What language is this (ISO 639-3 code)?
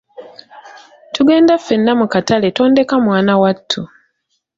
lug